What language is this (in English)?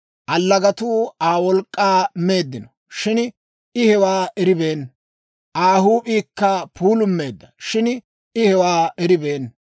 Dawro